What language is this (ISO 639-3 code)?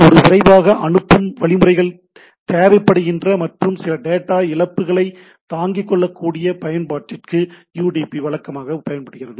tam